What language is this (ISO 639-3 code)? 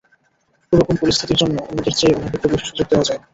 ben